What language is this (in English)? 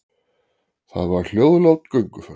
Icelandic